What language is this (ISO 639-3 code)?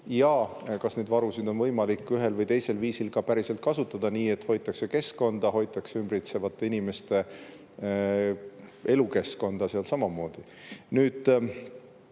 est